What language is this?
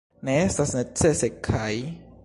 Esperanto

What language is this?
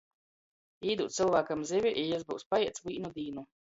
Latgalian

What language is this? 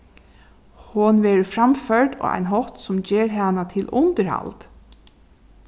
Faroese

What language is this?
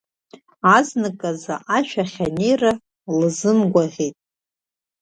Abkhazian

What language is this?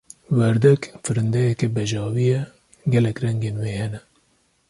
Kurdish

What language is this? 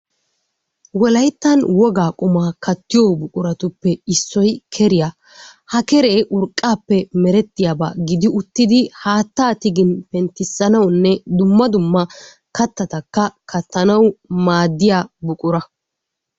Wolaytta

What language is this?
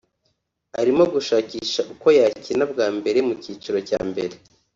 Kinyarwanda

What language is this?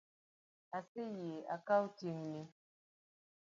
Luo (Kenya and Tanzania)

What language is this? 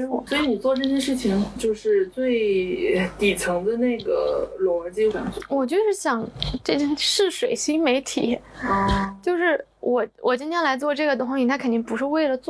Chinese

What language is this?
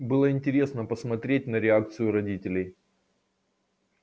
Russian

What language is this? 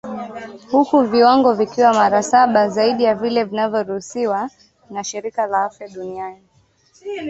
Swahili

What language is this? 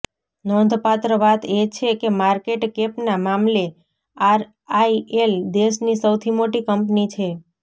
Gujarati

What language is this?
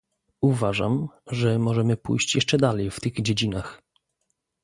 Polish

